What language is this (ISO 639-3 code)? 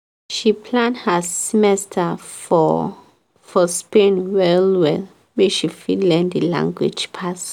pcm